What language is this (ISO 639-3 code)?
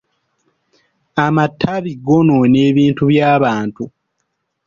lug